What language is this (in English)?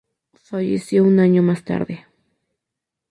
Spanish